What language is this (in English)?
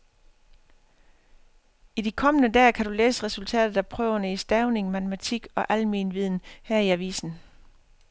Danish